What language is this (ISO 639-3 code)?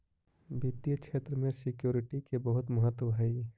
mag